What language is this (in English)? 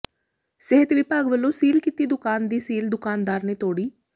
Punjabi